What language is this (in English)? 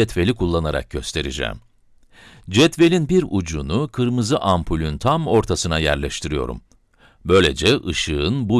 Turkish